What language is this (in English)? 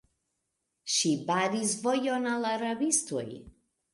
Esperanto